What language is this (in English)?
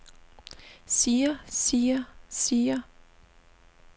Danish